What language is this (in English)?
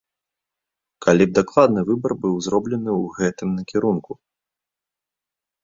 Belarusian